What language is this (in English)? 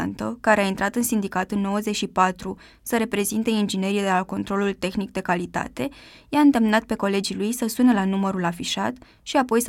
Romanian